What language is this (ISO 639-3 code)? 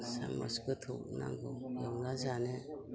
brx